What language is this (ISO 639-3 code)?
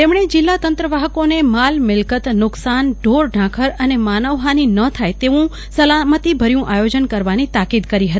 guj